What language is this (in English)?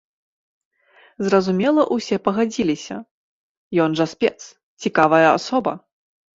Belarusian